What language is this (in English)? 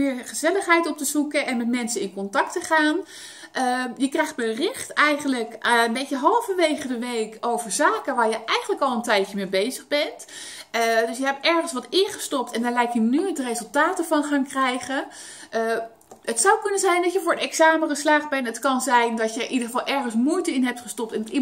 Dutch